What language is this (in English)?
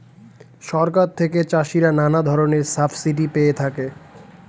Bangla